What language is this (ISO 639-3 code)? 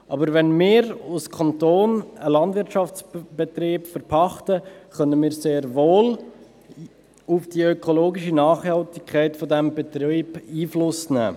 gsw